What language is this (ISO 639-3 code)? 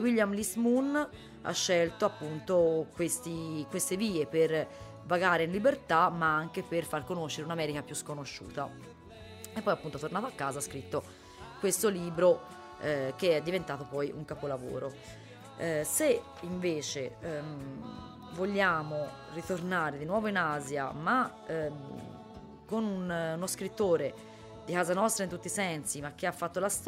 ita